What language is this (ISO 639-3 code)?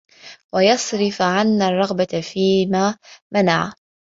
ara